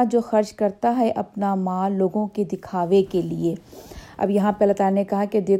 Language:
Urdu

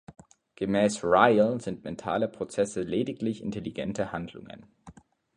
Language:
German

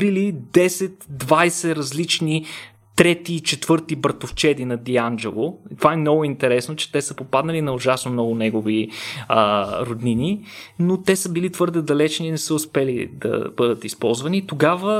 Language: Bulgarian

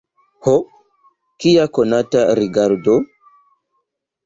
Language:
Esperanto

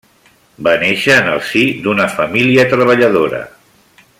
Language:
Catalan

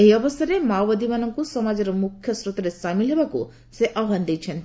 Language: Odia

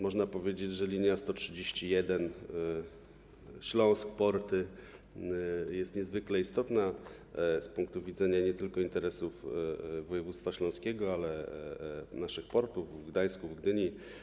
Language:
Polish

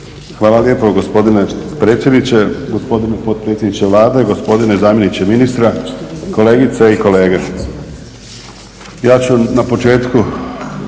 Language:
Croatian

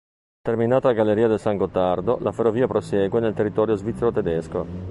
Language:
Italian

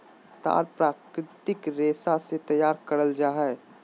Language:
Magahi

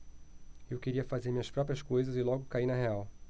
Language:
Portuguese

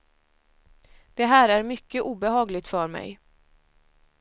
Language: Swedish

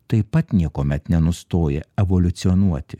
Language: Lithuanian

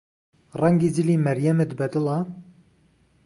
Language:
Central Kurdish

